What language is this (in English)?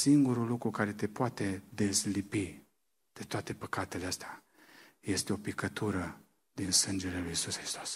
Romanian